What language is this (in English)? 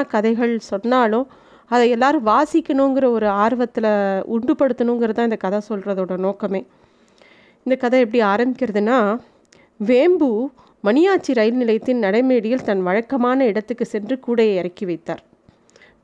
Tamil